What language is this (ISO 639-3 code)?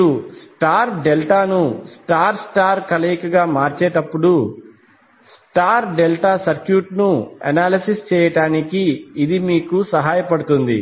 tel